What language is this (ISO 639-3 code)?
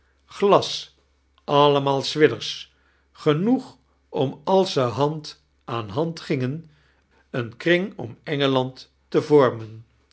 nld